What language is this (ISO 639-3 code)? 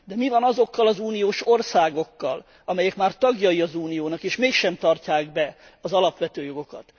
hun